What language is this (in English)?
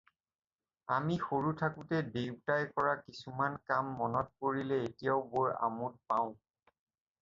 Assamese